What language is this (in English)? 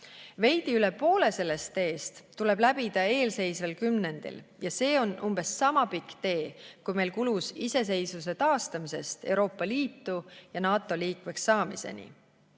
Estonian